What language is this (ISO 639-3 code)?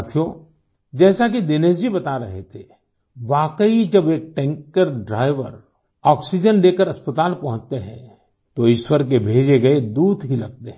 hin